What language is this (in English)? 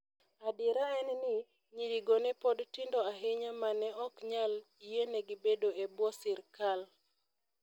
Luo (Kenya and Tanzania)